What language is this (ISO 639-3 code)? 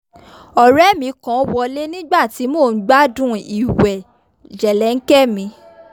yor